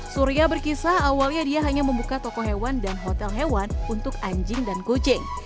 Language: Indonesian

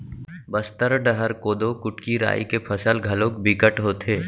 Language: Chhattisgarhi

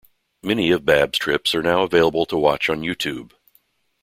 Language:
English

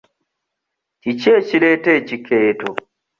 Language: Ganda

